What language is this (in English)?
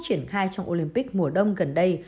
Vietnamese